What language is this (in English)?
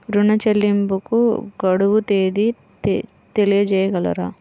Telugu